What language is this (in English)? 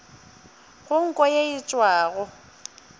Northern Sotho